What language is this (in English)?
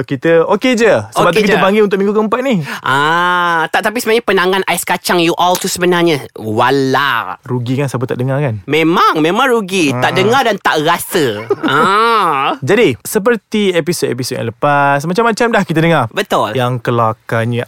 Malay